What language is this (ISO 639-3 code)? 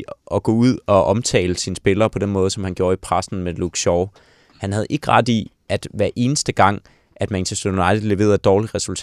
dan